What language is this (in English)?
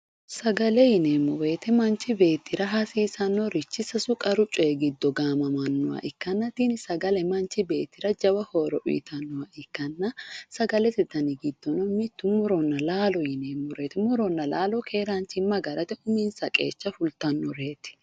Sidamo